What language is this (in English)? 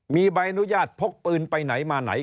Thai